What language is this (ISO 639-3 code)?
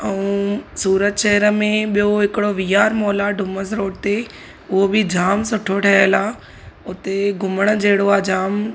snd